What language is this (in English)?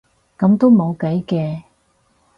Cantonese